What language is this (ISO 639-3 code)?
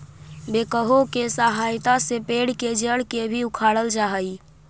mag